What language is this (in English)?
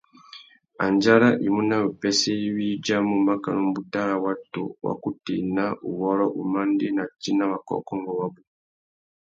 Tuki